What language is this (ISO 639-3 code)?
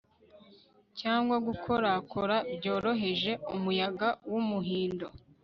kin